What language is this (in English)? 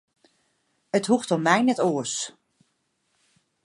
Western Frisian